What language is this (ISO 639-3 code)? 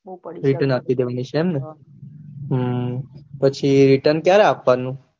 guj